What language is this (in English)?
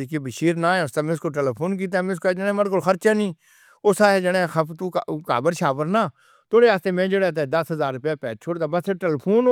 Northern Hindko